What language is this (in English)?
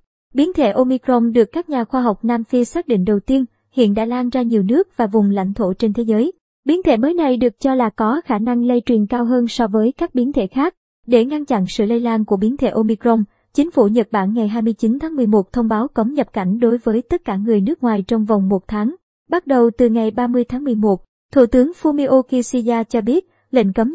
Vietnamese